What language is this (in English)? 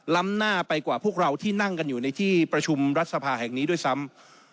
Thai